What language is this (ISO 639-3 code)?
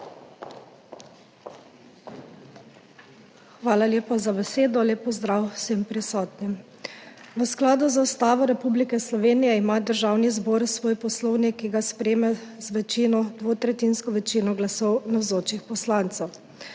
slv